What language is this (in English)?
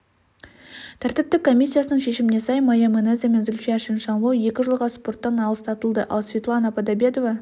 Kazakh